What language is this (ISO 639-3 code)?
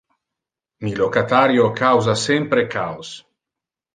ina